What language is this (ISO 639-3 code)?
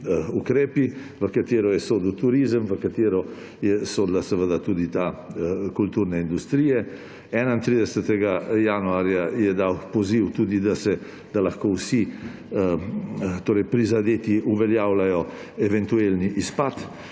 slv